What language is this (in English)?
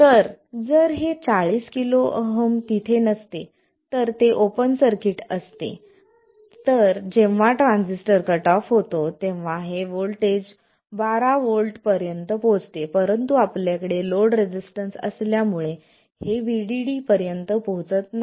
Marathi